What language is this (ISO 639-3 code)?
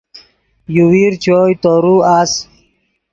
ydg